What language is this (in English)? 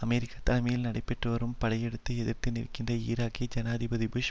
Tamil